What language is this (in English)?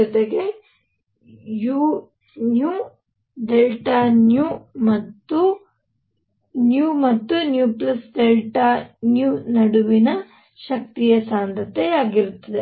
Kannada